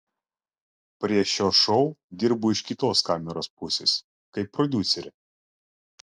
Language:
Lithuanian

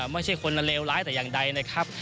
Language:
Thai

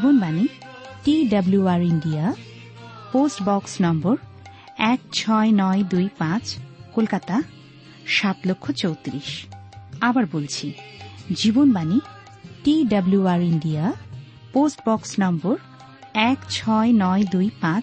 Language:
Bangla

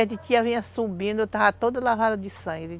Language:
Portuguese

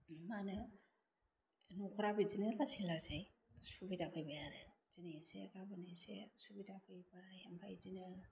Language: Bodo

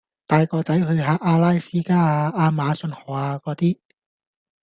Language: Cantonese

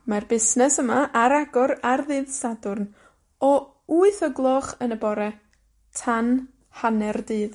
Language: Welsh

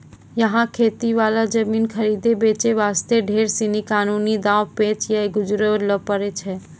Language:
Maithili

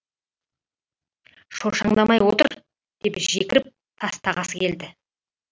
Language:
Kazakh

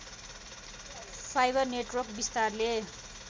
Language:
Nepali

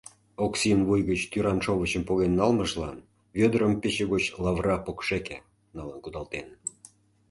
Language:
Mari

